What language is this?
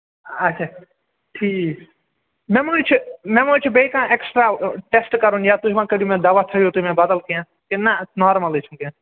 Kashmiri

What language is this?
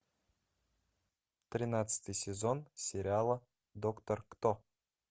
Russian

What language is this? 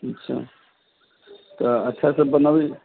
Maithili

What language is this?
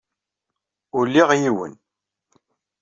Kabyle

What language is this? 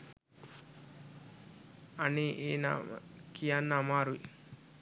Sinhala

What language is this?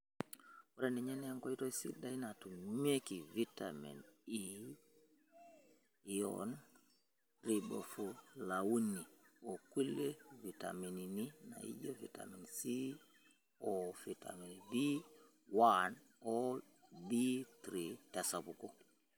Masai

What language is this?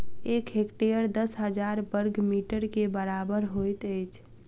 Maithili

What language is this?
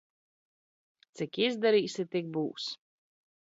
Latvian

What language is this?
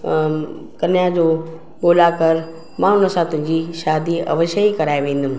Sindhi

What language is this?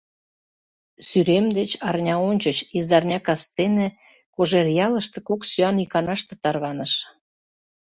Mari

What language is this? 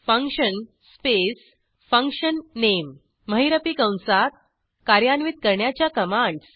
Marathi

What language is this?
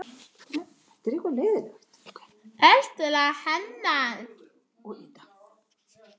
Icelandic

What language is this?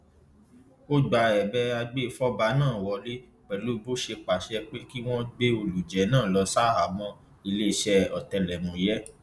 Yoruba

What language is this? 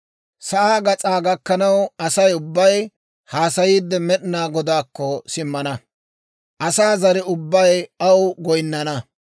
Dawro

